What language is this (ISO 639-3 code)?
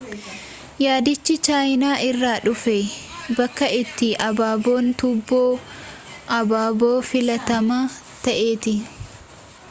orm